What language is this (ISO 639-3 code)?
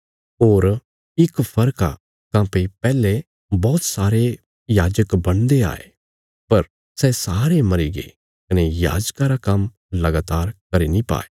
kfs